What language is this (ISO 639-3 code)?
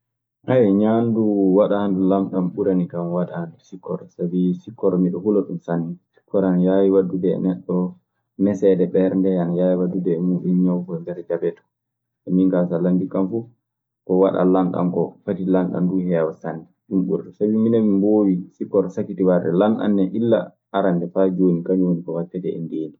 ffm